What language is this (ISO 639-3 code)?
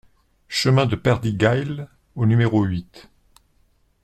fra